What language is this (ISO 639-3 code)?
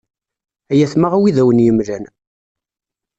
kab